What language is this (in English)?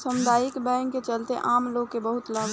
Bhojpuri